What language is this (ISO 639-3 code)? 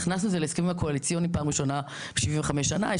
heb